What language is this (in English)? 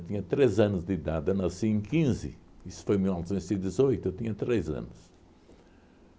Portuguese